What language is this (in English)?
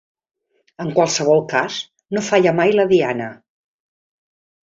Catalan